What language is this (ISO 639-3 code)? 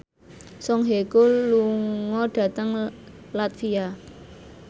jav